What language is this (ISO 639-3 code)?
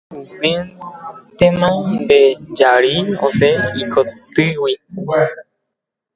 grn